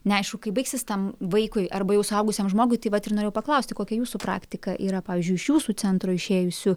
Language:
Lithuanian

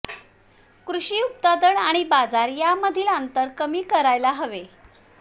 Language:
Marathi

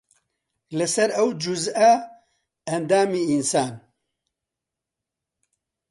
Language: Central Kurdish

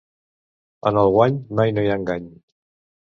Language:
Catalan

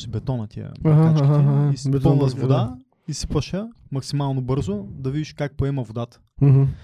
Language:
Bulgarian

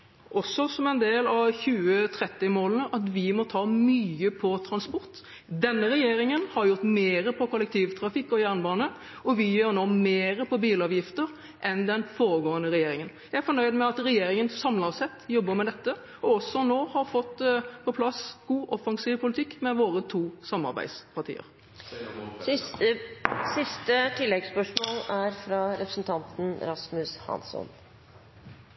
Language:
Norwegian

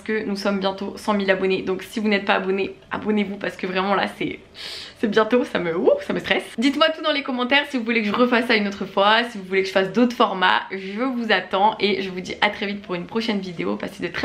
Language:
French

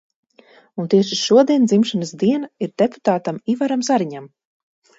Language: Latvian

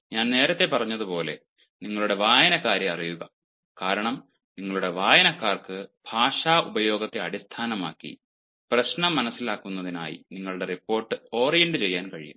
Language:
Malayalam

